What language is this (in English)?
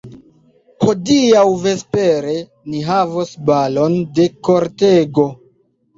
Esperanto